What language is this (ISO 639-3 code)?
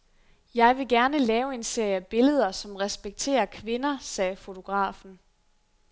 dan